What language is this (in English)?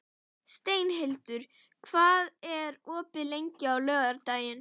Icelandic